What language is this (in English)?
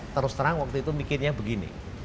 Indonesian